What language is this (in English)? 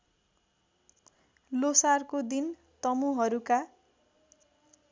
Nepali